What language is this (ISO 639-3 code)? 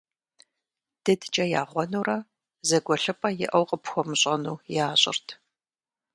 kbd